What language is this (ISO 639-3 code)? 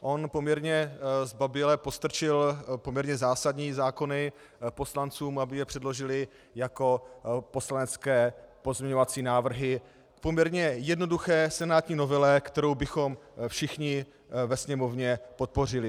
ces